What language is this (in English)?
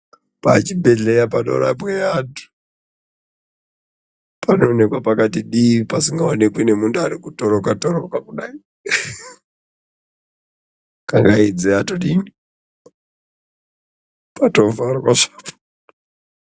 Ndau